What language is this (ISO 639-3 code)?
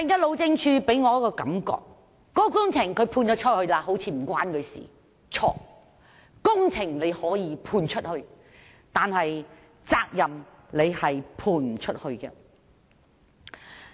yue